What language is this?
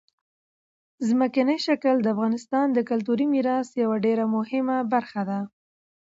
Pashto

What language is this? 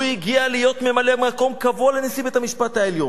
Hebrew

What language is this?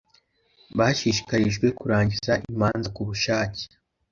Kinyarwanda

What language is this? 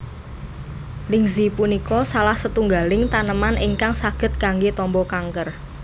Javanese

